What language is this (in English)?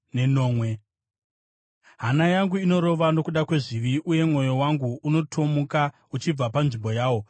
Shona